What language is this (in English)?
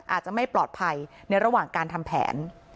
Thai